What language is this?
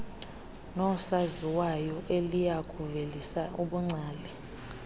Xhosa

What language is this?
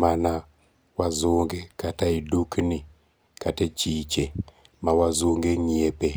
Luo (Kenya and Tanzania)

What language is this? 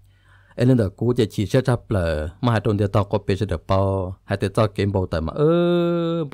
Thai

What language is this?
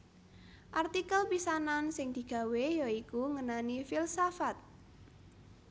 Javanese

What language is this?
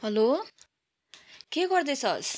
Nepali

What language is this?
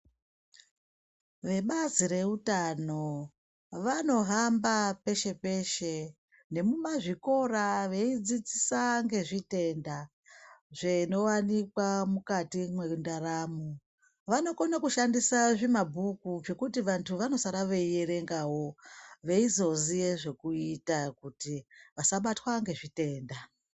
Ndau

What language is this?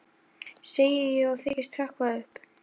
Icelandic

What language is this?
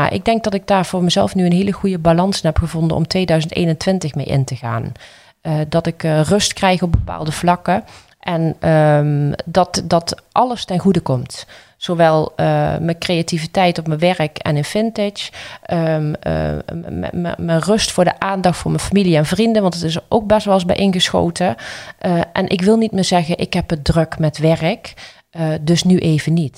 Dutch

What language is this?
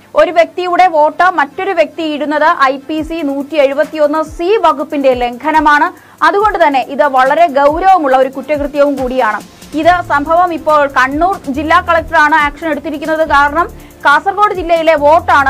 Malayalam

